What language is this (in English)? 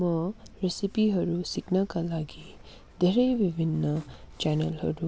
Nepali